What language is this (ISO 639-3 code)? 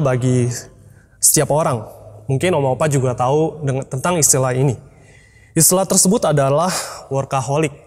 ind